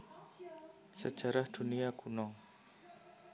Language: Javanese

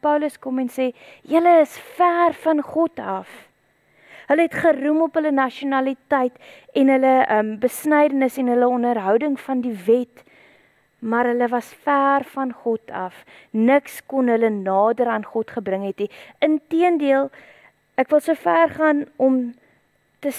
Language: Dutch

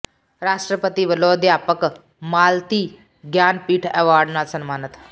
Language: Punjabi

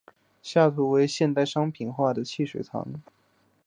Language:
Chinese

